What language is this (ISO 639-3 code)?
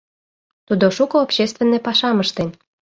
chm